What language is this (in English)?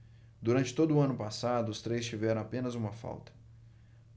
Portuguese